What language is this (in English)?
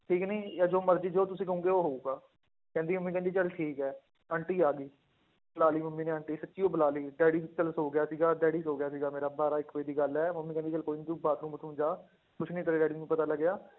Punjabi